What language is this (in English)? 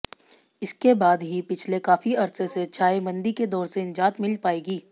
Hindi